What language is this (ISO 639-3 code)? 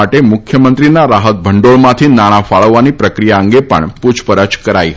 guj